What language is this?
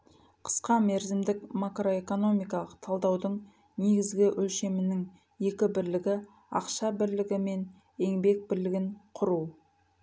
Kazakh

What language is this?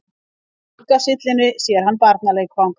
Icelandic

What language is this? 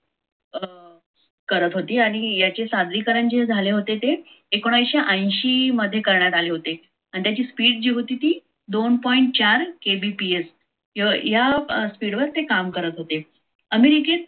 Marathi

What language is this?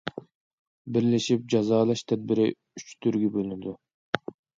Uyghur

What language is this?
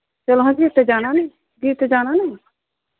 Dogri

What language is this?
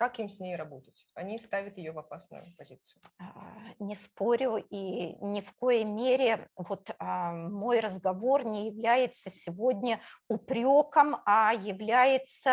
Russian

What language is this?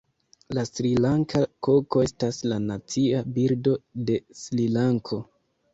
Esperanto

